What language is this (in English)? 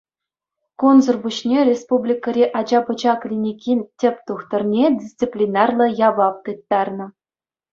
Chuvash